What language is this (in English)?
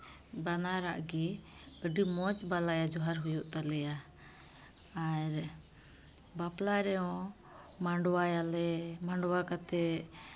Santali